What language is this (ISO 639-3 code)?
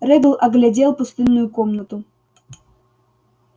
rus